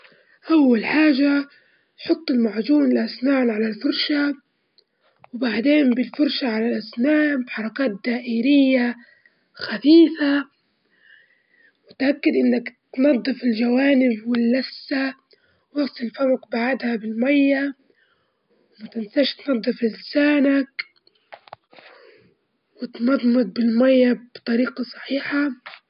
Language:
Libyan Arabic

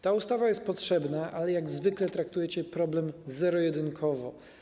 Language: Polish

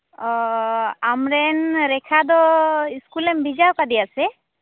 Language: Santali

